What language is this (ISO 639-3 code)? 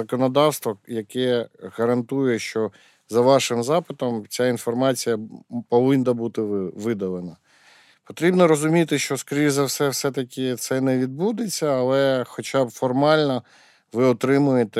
ukr